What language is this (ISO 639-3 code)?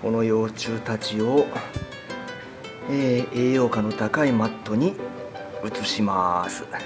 jpn